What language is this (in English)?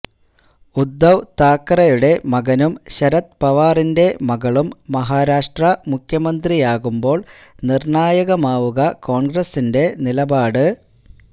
Malayalam